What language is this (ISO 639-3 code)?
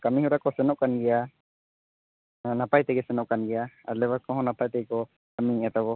sat